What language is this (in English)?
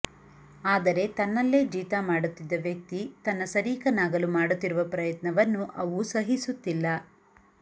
Kannada